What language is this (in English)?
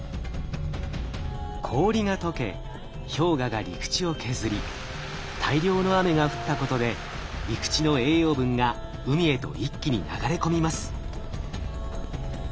Japanese